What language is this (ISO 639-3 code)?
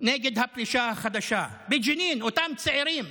heb